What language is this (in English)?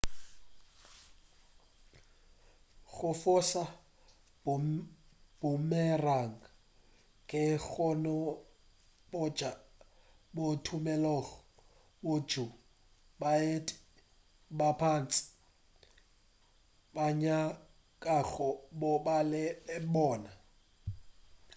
Northern Sotho